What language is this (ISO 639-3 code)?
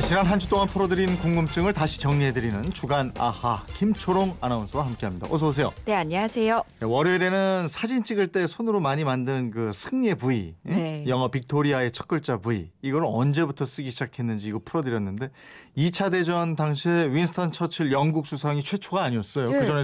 kor